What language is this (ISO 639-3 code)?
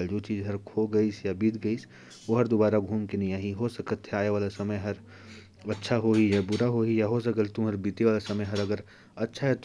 kfp